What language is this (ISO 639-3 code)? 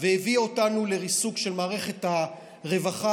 heb